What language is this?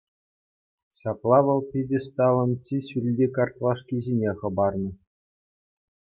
Chuvash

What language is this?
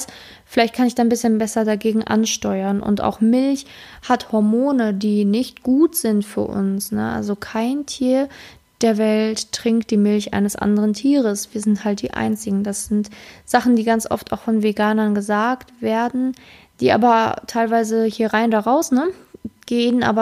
German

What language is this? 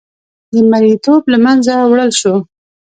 Pashto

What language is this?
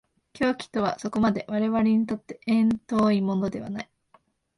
Japanese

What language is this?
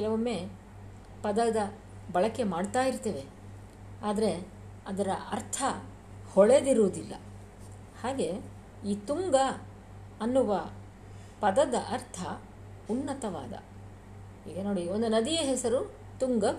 Kannada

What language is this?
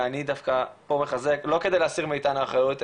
Hebrew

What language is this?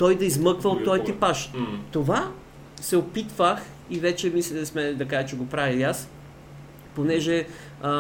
Bulgarian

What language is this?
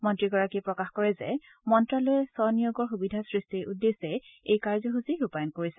Assamese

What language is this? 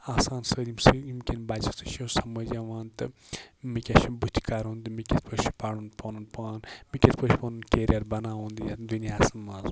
Kashmiri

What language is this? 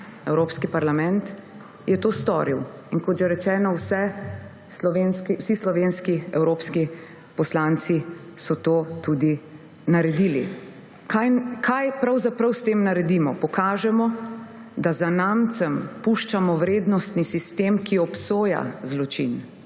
Slovenian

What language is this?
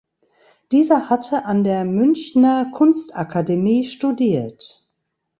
German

